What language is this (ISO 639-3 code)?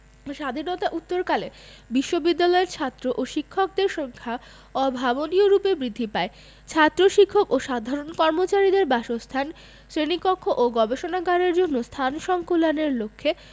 ben